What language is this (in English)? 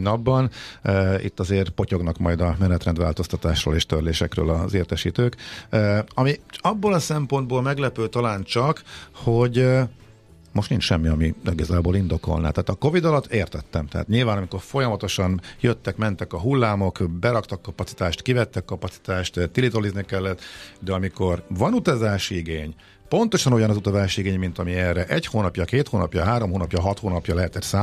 Hungarian